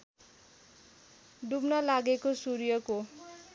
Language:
Nepali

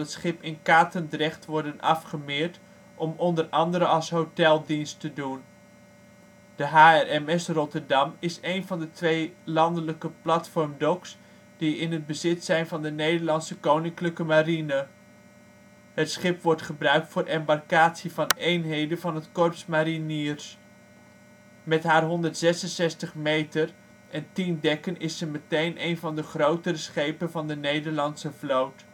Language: Dutch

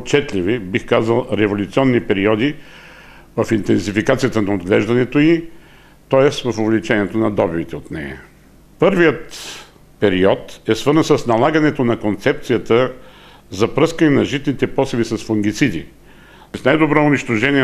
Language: Bulgarian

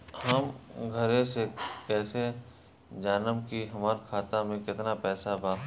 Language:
Bhojpuri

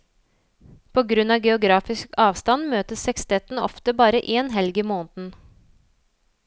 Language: Norwegian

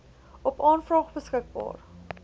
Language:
Afrikaans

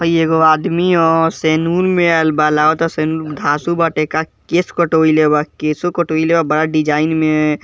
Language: Bhojpuri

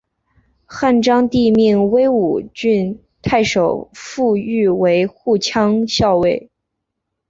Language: Chinese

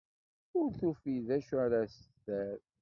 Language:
Kabyle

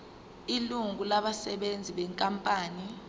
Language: Zulu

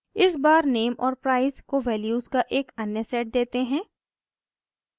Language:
Hindi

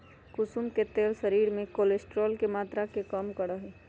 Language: Magahi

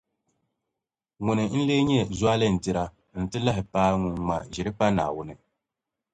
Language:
Dagbani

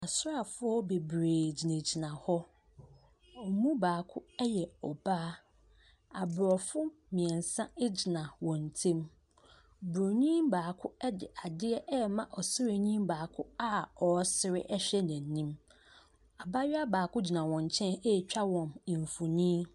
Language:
Akan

